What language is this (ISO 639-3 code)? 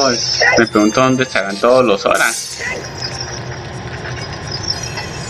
spa